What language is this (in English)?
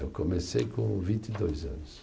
Portuguese